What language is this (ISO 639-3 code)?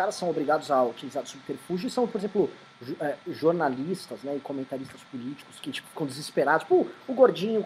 por